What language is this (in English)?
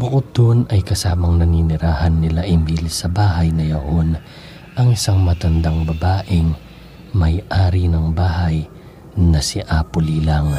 Filipino